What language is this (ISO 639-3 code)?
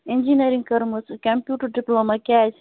kas